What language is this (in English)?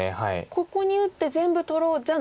Japanese